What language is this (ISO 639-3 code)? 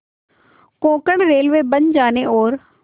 hin